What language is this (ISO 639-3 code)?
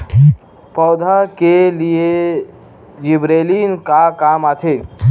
hne